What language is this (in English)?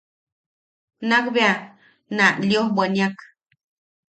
Yaqui